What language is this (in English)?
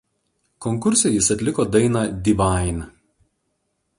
Lithuanian